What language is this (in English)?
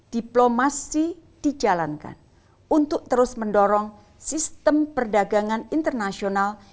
Indonesian